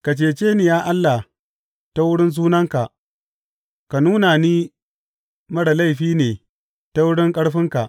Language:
Hausa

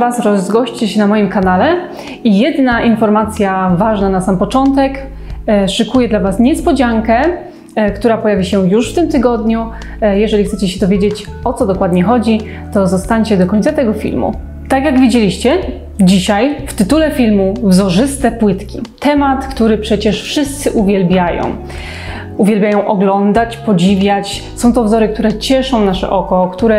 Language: Polish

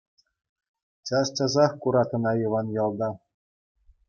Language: Chuvash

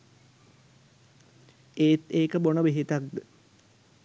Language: Sinhala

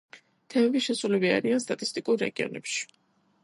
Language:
Georgian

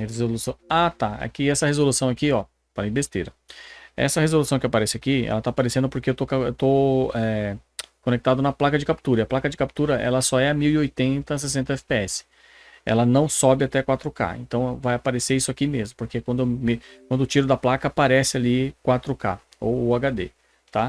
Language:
Portuguese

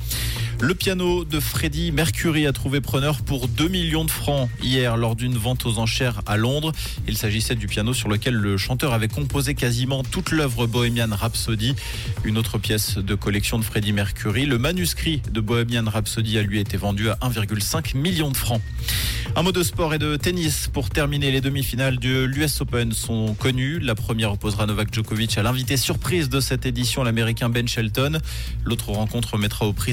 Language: French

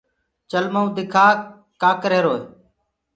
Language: Gurgula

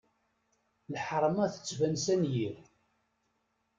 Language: Kabyle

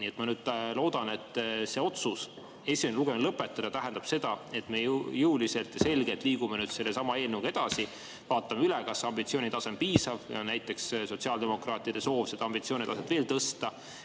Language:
Estonian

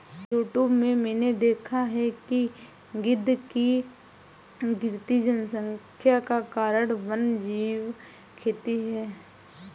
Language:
Hindi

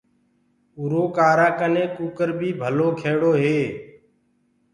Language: Gurgula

